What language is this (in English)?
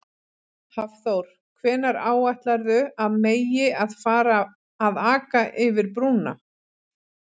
Icelandic